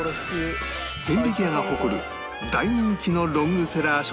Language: Japanese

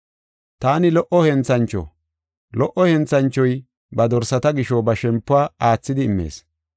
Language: Gofa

